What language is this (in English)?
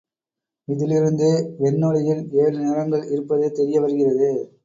Tamil